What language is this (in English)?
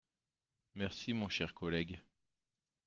French